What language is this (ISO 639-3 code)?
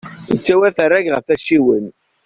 kab